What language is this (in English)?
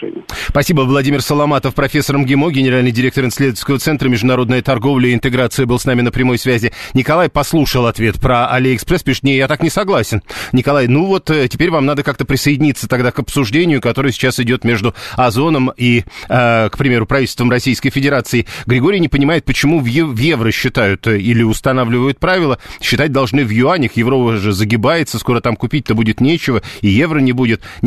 Russian